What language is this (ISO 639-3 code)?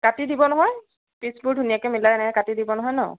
asm